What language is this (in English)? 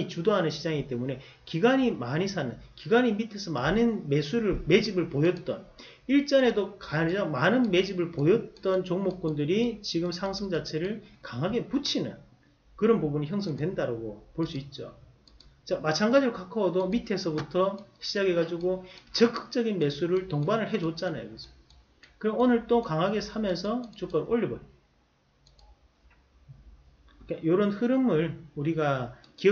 Korean